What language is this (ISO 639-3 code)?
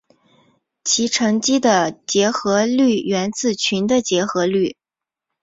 zho